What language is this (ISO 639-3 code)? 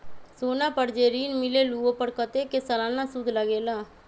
mag